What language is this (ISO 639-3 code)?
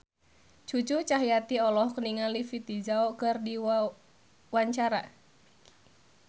sun